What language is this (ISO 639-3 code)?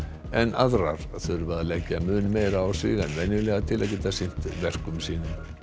isl